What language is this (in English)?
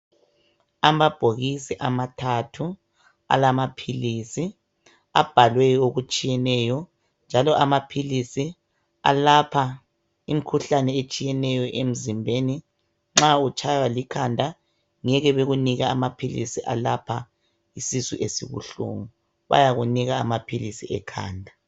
North Ndebele